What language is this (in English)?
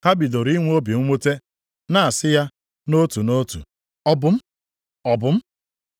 Igbo